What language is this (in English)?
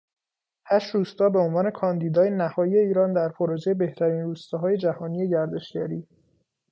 Persian